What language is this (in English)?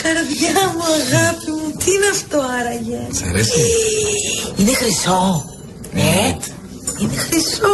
Greek